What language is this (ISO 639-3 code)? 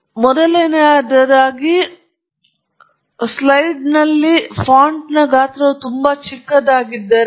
kan